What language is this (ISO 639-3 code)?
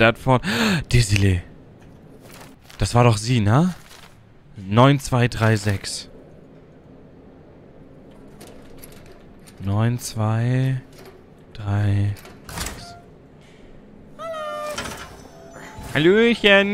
deu